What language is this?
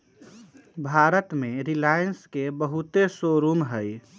Magahi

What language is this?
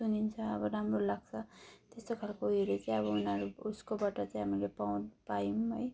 Nepali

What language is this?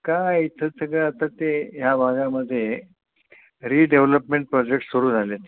Marathi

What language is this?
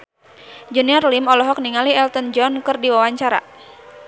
Sundanese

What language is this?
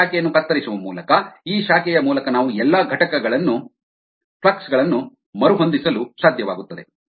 Kannada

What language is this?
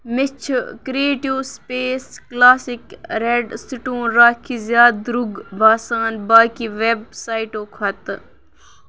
Kashmiri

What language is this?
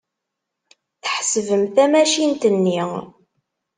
Kabyle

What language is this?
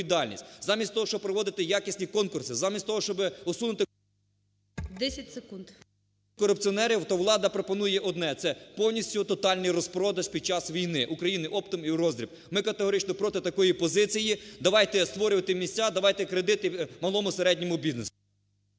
Ukrainian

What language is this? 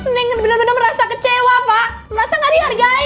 Indonesian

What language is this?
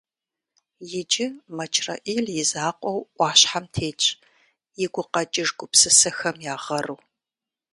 Kabardian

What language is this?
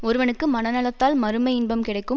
Tamil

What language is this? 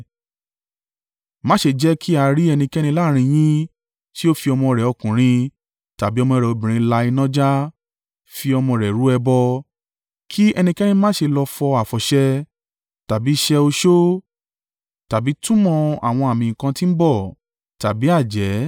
Yoruba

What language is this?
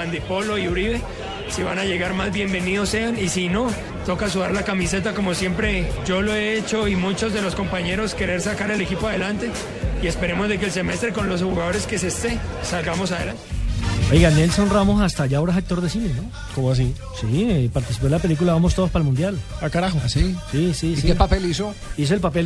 Spanish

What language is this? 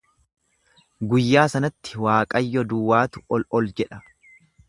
Oromo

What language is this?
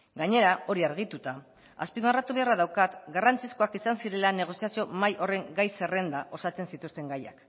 Basque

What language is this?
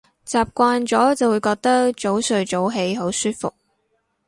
Cantonese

